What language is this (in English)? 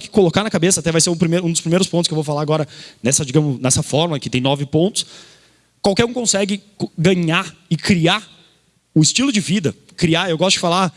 Portuguese